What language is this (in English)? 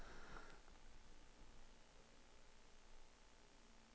Danish